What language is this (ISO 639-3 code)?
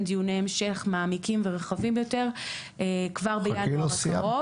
heb